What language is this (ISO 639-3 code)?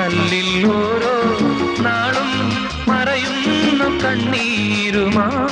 mal